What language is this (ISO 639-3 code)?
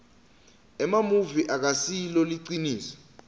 ssw